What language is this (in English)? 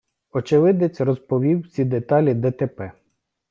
Ukrainian